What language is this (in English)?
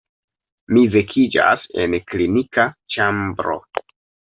Esperanto